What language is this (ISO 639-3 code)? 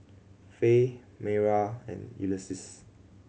eng